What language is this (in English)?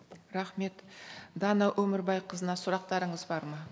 Kazakh